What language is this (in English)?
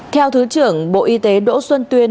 Vietnamese